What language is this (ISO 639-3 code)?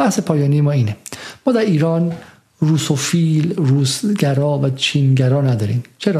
fas